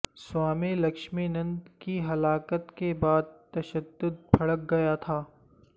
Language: Urdu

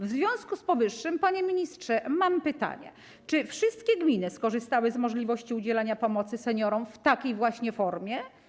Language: Polish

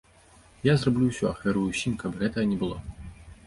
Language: Belarusian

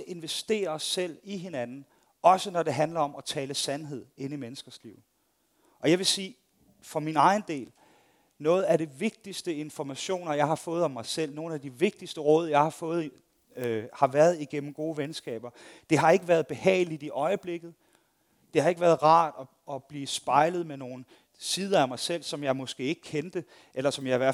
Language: Danish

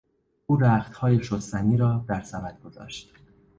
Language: Persian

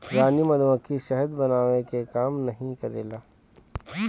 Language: Bhojpuri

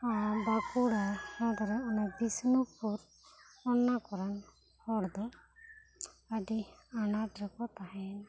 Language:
Santali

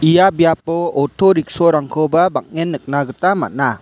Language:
Garo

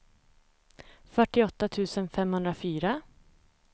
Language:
Swedish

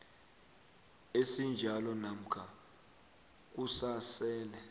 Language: South Ndebele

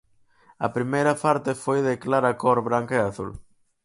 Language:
Galician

